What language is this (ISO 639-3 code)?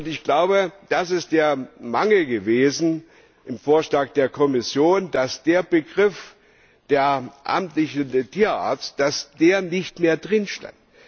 deu